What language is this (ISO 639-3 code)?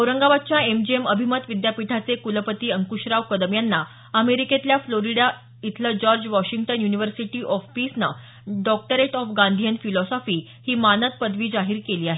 mar